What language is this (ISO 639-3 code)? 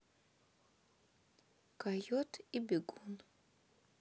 rus